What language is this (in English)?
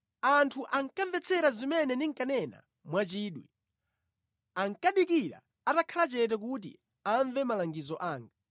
Nyanja